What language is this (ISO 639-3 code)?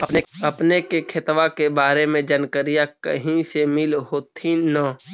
mag